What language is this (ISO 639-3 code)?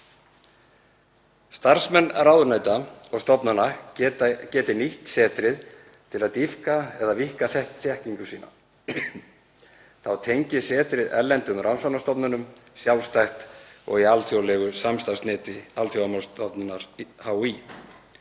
isl